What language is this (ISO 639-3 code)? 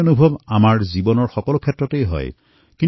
asm